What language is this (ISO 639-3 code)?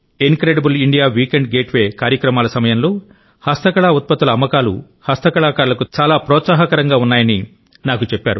tel